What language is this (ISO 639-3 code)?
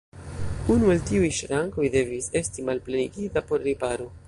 epo